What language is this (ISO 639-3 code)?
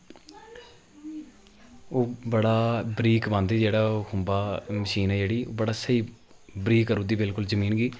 doi